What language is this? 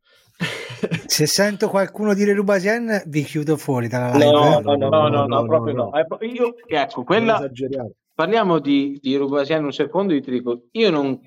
Italian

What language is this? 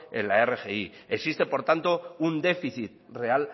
Spanish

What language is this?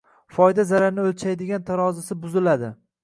Uzbek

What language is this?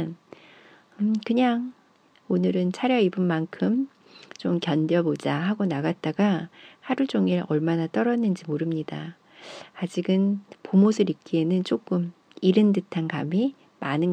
Korean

